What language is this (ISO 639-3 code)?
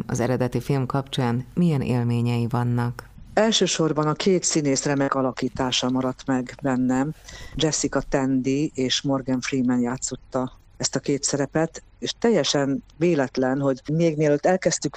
hun